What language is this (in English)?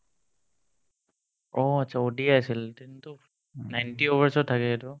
Assamese